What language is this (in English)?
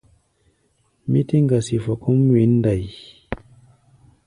Gbaya